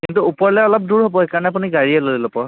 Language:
Assamese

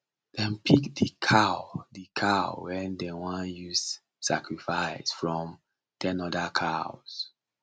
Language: Nigerian Pidgin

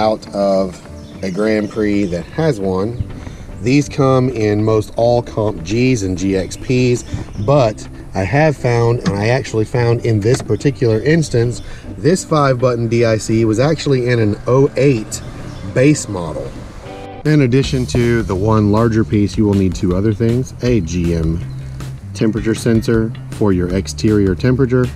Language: English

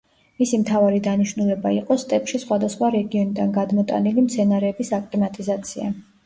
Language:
Georgian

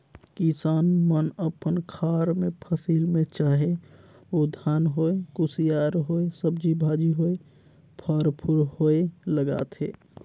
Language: Chhattisgarhi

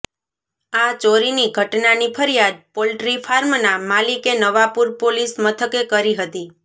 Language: Gujarati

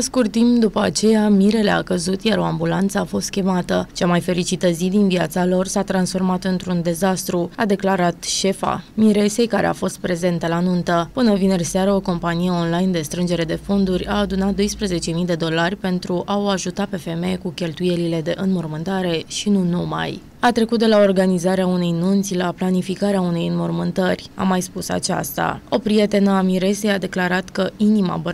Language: Romanian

